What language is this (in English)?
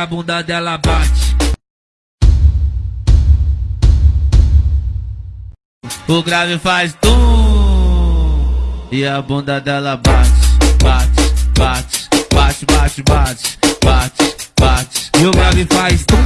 Portuguese